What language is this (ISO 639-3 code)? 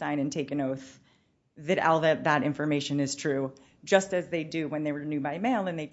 eng